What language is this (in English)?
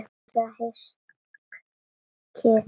Icelandic